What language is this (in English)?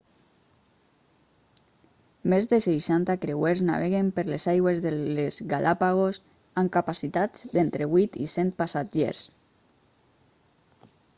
Catalan